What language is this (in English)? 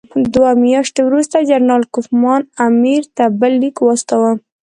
Pashto